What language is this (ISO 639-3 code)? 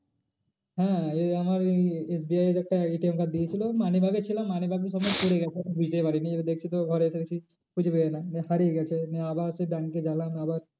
ben